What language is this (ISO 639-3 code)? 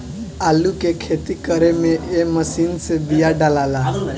bho